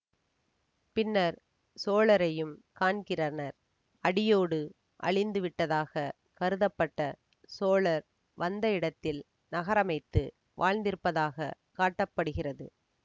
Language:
Tamil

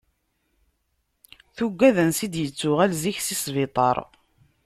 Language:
Kabyle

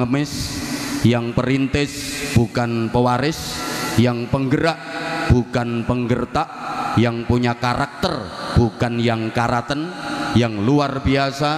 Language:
Indonesian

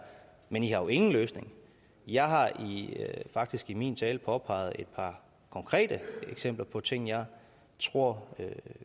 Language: Danish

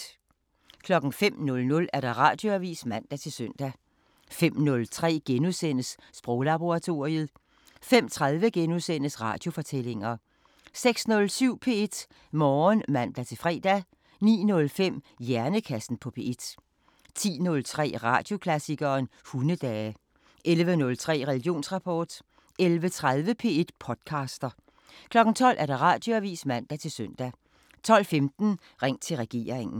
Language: Danish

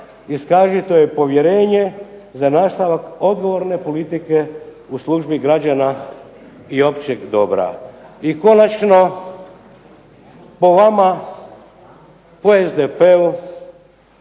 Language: Croatian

